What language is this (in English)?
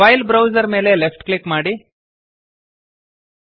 Kannada